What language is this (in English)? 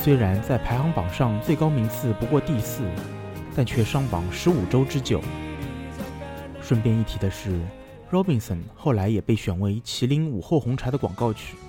Chinese